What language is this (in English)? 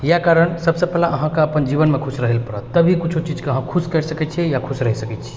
Maithili